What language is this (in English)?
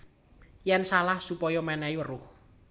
Javanese